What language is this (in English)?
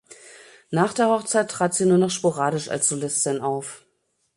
German